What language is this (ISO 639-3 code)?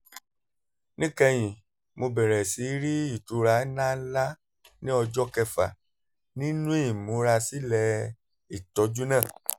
yor